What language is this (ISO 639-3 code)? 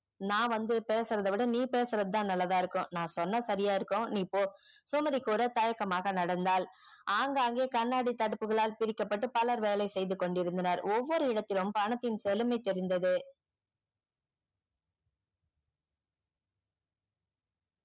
tam